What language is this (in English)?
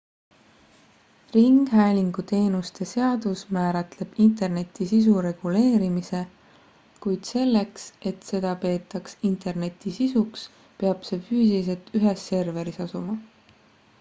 Estonian